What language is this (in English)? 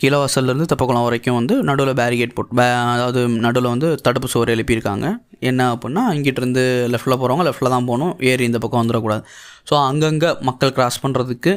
Tamil